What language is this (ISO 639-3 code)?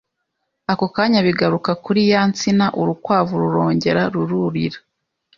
kin